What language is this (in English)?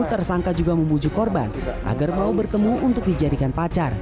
Indonesian